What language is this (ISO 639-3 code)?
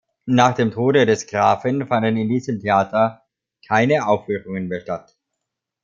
deu